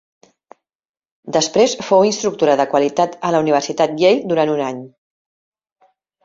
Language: Catalan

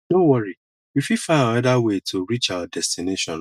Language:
Nigerian Pidgin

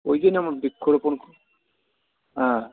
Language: Bangla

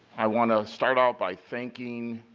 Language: English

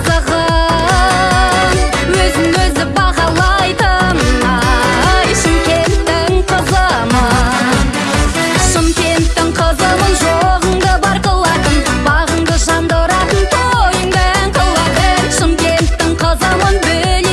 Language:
Kazakh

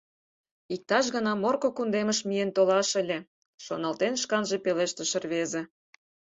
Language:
Mari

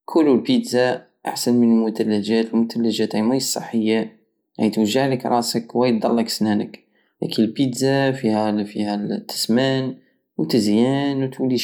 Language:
Algerian Saharan Arabic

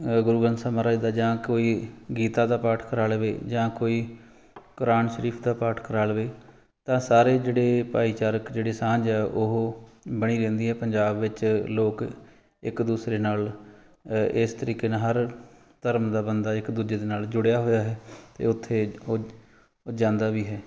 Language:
Punjabi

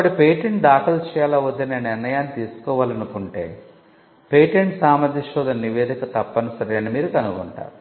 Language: Telugu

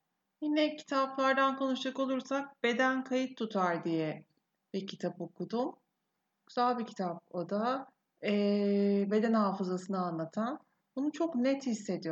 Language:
Turkish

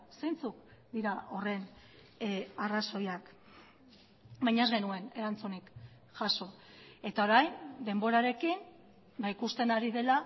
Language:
Basque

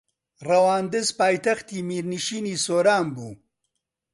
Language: Central Kurdish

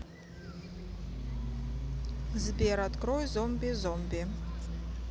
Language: Russian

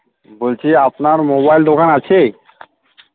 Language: Bangla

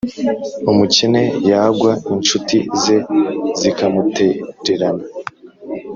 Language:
Kinyarwanda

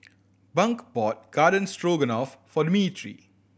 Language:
English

